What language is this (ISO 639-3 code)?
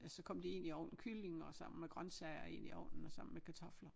dan